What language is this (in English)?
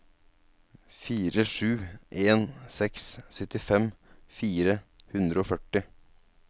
Norwegian